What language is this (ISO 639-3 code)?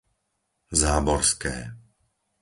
slk